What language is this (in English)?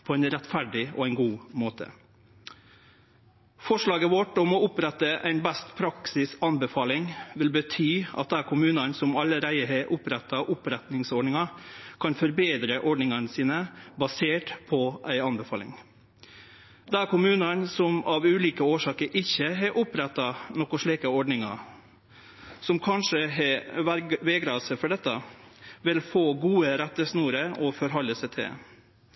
Norwegian Nynorsk